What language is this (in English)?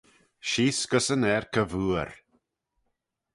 Manx